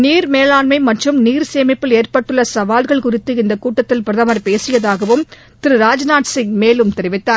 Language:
Tamil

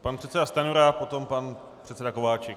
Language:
Czech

